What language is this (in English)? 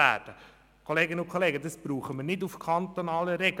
Swiss German